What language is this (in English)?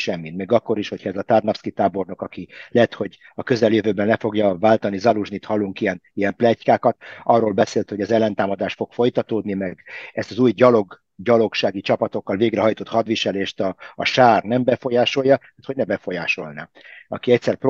Hungarian